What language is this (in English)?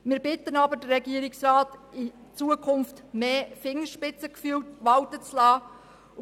Swiss German